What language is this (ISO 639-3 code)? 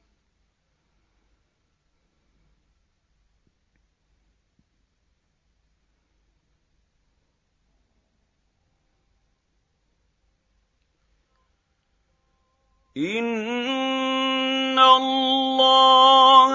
ara